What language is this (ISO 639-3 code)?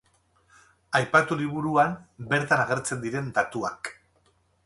eus